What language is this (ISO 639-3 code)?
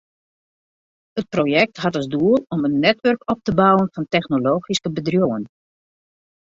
fry